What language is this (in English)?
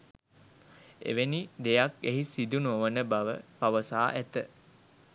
Sinhala